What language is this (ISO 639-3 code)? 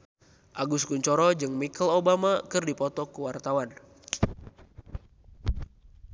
sun